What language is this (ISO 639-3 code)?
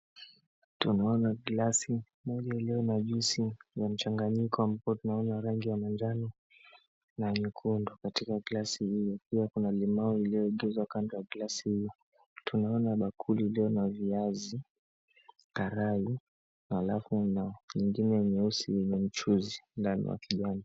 swa